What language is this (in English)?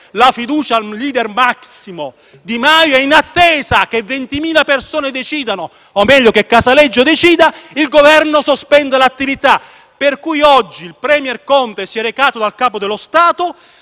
Italian